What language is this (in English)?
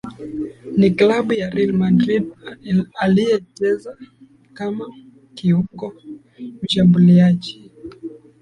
Swahili